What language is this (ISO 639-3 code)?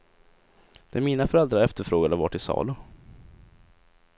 swe